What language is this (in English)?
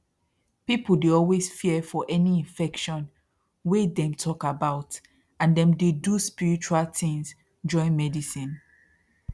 Nigerian Pidgin